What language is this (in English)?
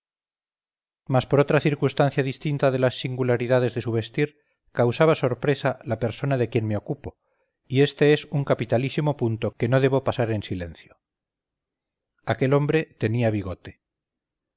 Spanish